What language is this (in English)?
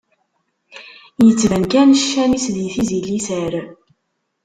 Kabyle